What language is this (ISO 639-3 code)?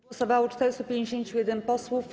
pol